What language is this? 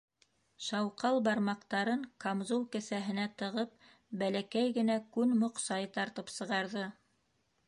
Bashkir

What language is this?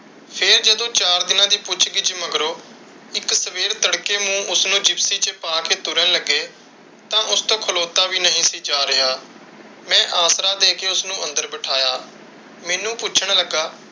Punjabi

